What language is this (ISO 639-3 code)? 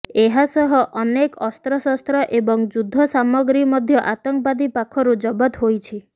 ori